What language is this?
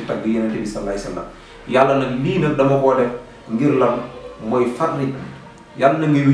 Indonesian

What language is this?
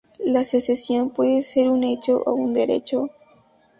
Spanish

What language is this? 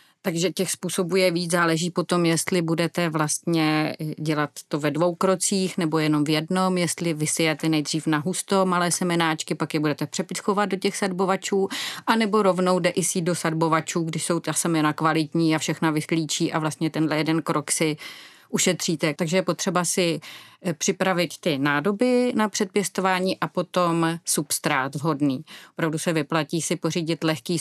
Czech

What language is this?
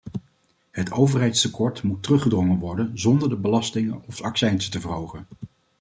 Dutch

